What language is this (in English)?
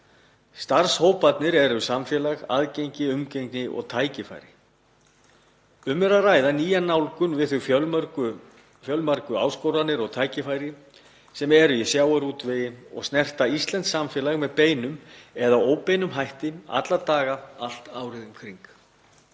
Icelandic